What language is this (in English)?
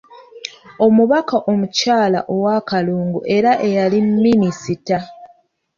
Ganda